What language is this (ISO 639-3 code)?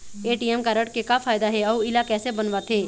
hne